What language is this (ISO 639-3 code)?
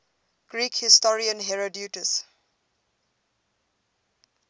eng